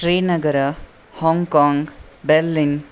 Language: Sanskrit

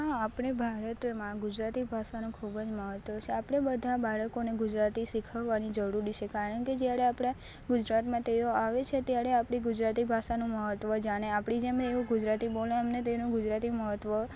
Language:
Gujarati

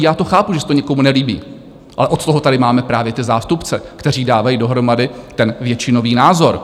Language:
Czech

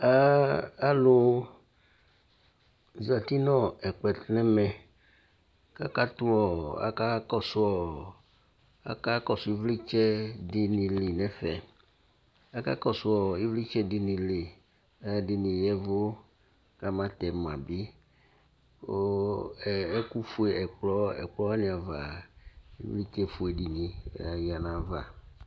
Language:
Ikposo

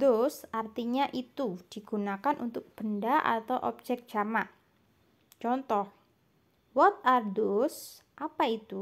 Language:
Indonesian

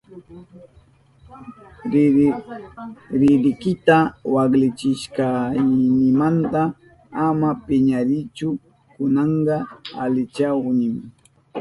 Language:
Southern Pastaza Quechua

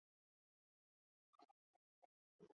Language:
Chinese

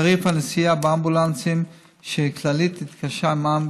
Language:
Hebrew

